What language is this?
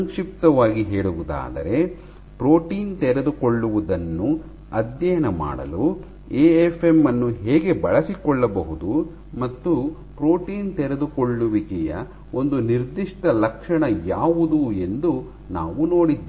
Kannada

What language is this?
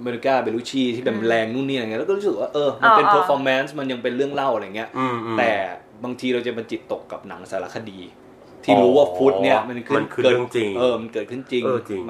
Thai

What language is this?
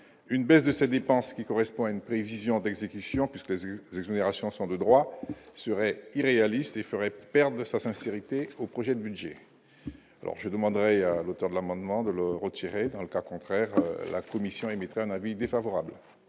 French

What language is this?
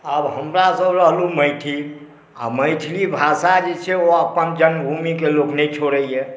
Maithili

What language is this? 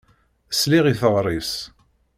Kabyle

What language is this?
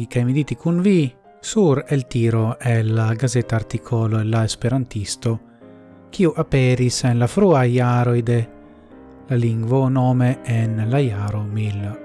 Italian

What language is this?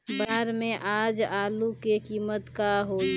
Bhojpuri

